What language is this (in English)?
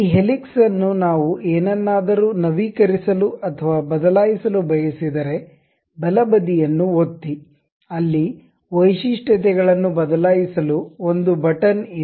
Kannada